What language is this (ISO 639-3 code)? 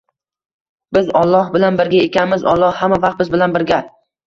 uzb